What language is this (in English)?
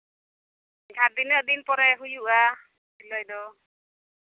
Santali